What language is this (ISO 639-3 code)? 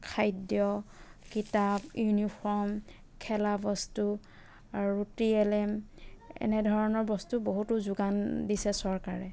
asm